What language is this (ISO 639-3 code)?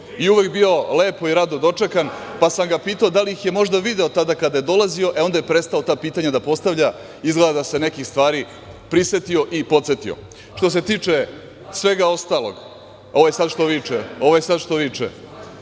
srp